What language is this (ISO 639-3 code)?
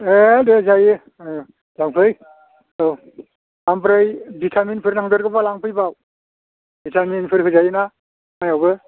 brx